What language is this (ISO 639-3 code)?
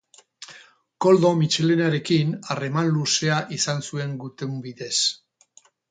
eus